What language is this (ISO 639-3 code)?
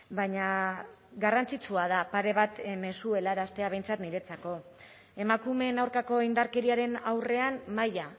eus